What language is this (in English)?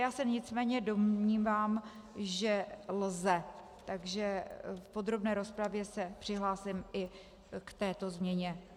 Czech